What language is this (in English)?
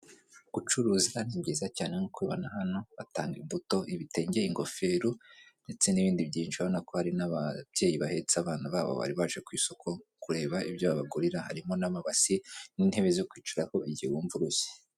Kinyarwanda